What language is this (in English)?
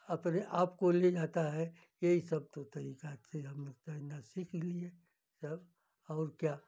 Hindi